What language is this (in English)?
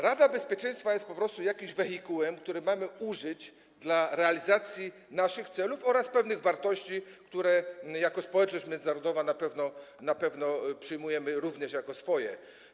Polish